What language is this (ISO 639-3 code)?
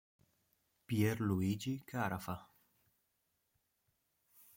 ita